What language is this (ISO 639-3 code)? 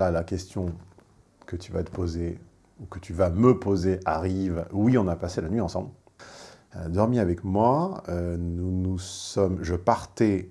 fra